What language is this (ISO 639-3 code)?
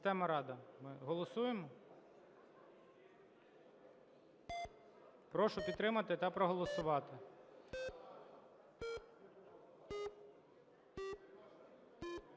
ukr